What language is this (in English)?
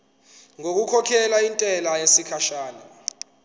Zulu